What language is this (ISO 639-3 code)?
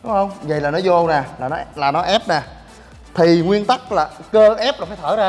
vie